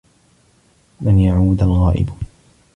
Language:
Arabic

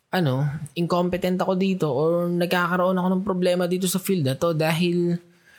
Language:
Filipino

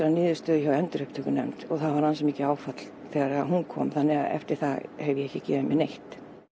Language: Icelandic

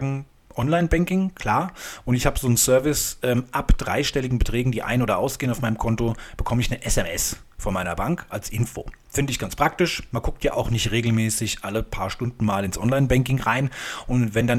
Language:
German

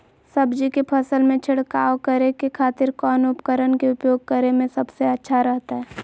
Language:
Magahi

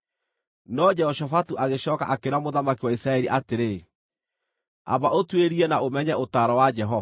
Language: Kikuyu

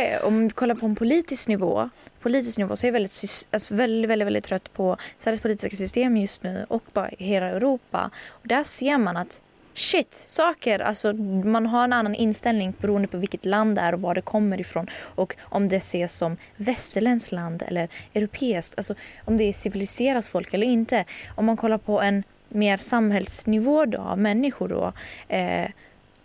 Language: Swedish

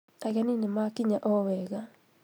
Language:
Kikuyu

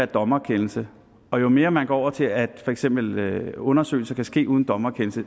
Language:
Danish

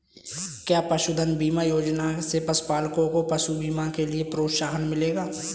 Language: Hindi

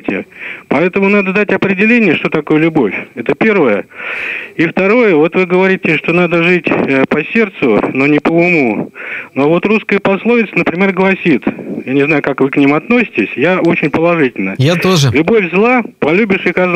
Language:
Russian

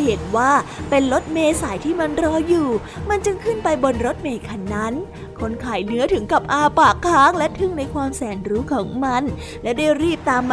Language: Thai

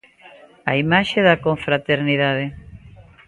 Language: Galician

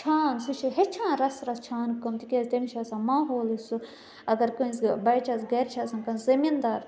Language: Kashmiri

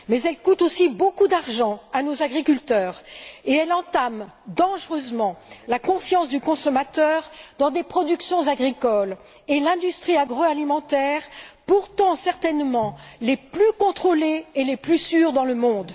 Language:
French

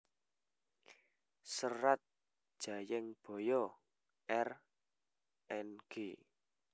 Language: Javanese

